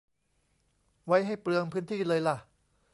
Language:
Thai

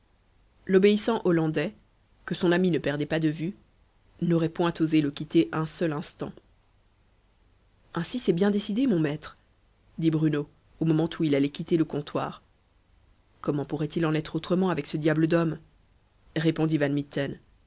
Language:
French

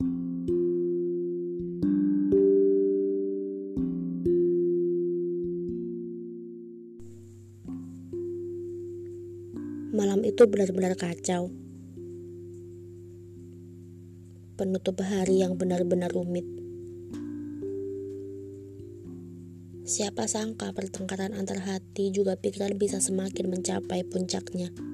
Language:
Indonesian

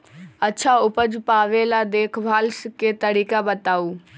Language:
Magahi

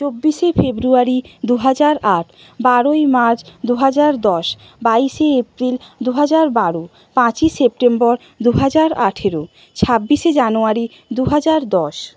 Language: Bangla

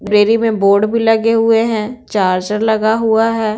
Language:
Hindi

